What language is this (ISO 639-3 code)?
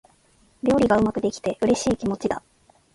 jpn